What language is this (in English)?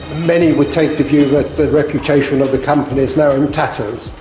English